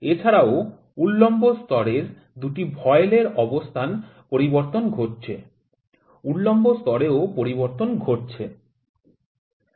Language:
Bangla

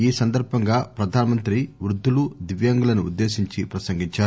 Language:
Telugu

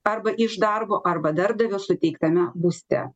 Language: Lithuanian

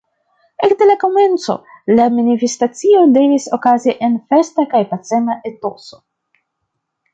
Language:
Esperanto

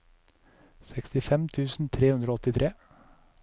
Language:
Norwegian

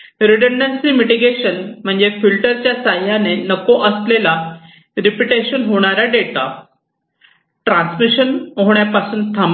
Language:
Marathi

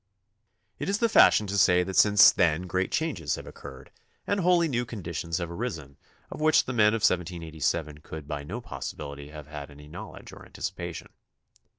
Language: English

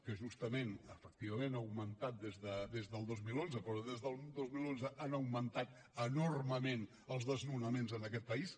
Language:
Catalan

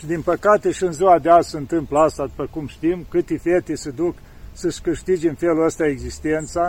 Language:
Romanian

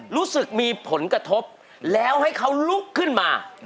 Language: Thai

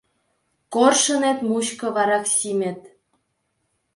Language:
Mari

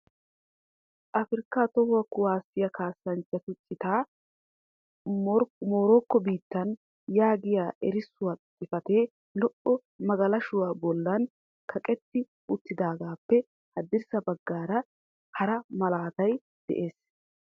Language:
Wolaytta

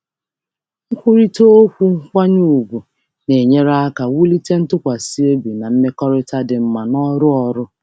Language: Igbo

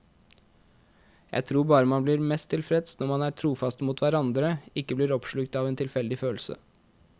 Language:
Norwegian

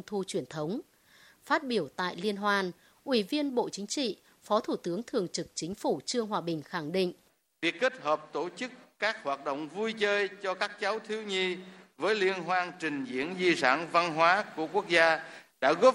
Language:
Vietnamese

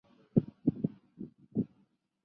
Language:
Chinese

